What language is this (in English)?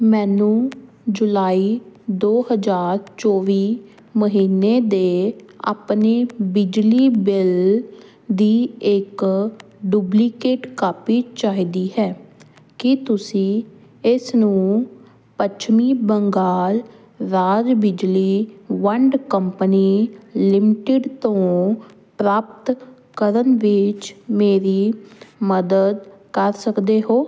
Punjabi